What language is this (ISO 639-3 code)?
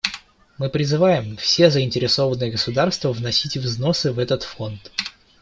rus